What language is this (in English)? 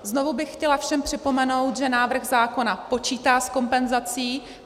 Czech